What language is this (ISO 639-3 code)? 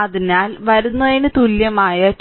mal